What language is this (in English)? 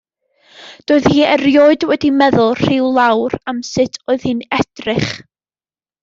Welsh